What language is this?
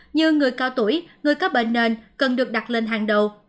Vietnamese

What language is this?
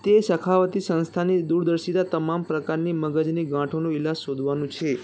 Gujarati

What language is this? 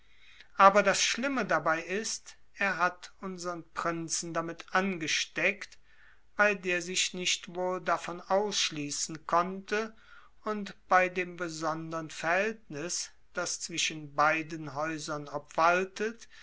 German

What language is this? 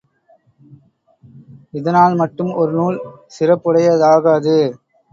Tamil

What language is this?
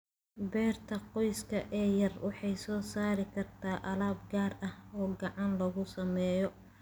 Somali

